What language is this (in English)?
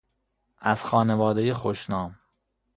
Persian